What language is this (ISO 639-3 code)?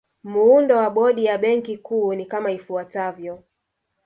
swa